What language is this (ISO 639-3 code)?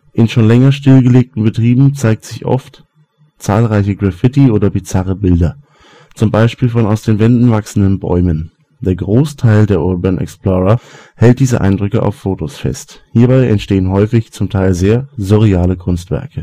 deu